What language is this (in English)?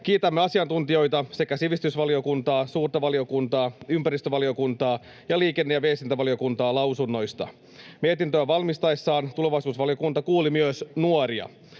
Finnish